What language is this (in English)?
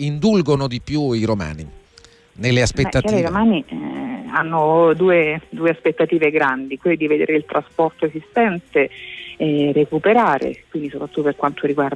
Italian